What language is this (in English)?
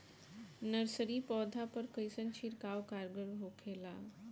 Bhojpuri